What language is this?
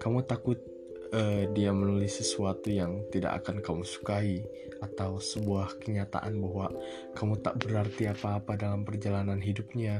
Indonesian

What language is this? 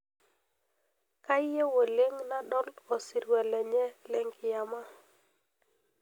Masai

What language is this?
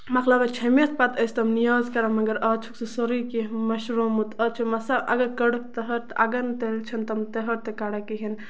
Kashmiri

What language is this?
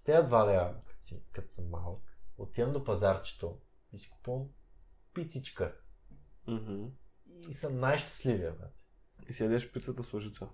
Bulgarian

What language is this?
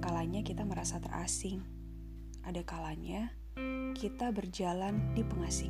Indonesian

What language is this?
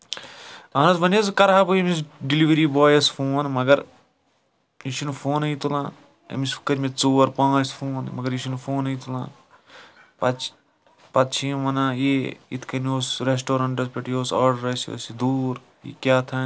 Kashmiri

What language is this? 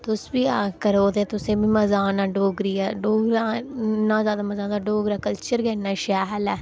Dogri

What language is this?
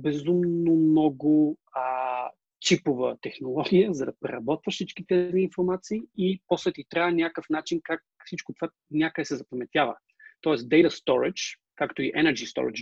Bulgarian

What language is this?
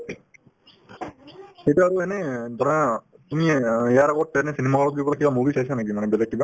Assamese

